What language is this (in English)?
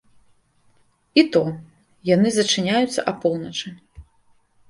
Belarusian